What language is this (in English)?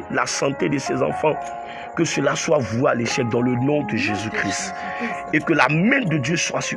French